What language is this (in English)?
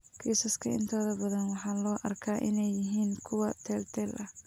Somali